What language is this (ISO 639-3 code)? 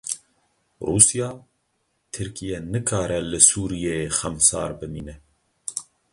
kur